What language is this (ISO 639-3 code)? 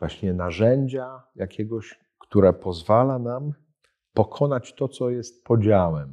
pol